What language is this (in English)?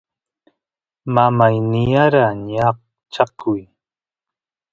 Santiago del Estero Quichua